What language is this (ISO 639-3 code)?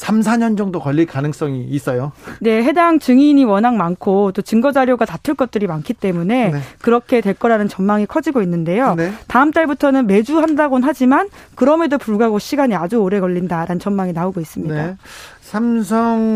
kor